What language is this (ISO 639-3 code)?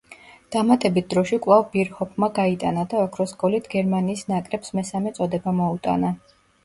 kat